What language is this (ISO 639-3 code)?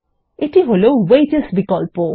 ben